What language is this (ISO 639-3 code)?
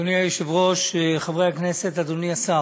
heb